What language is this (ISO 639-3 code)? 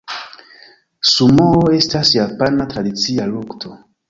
epo